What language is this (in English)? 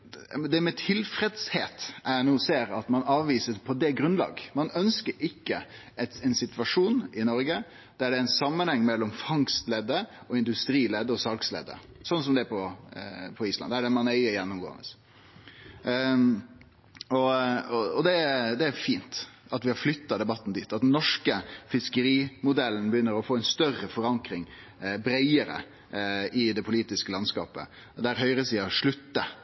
Norwegian Nynorsk